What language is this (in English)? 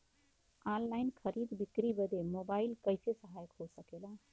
Bhojpuri